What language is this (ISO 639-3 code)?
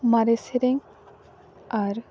sat